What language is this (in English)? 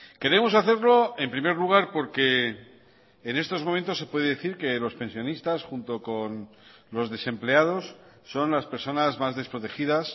Spanish